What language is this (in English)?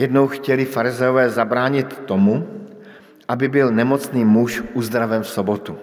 Czech